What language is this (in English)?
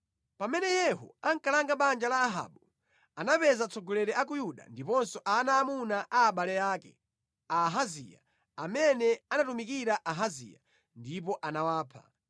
Nyanja